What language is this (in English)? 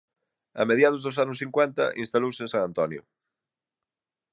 Galician